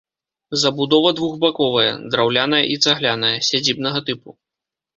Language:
Belarusian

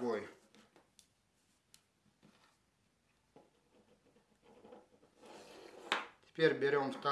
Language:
Russian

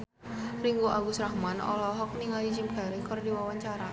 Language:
Sundanese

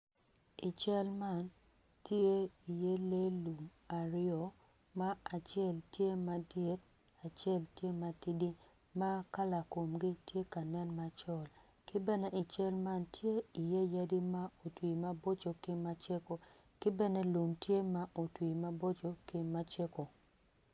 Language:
Acoli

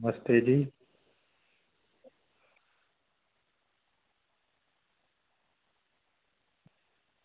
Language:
Dogri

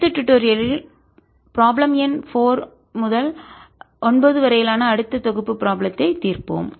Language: Tamil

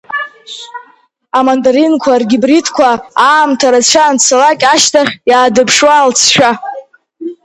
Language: Abkhazian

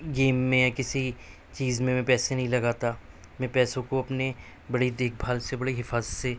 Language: Urdu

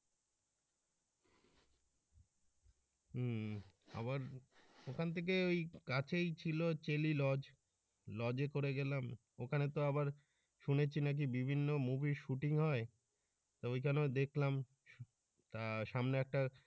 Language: Bangla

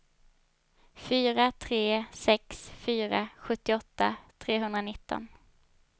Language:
Swedish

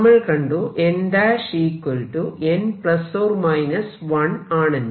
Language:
Malayalam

